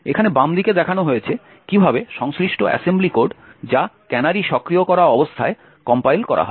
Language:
Bangla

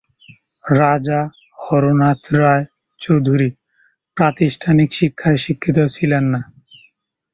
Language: Bangla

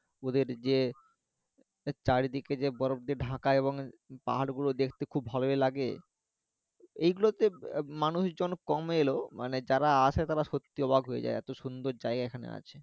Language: Bangla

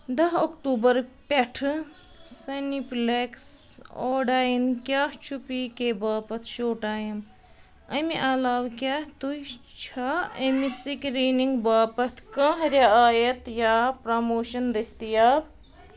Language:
Kashmiri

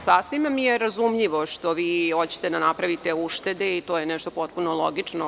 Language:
Serbian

